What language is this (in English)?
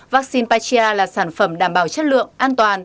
Vietnamese